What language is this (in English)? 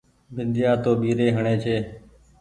Goaria